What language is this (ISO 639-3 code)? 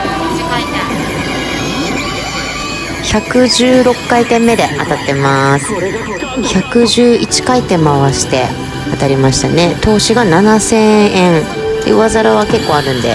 jpn